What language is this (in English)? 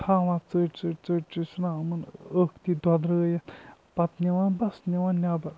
Kashmiri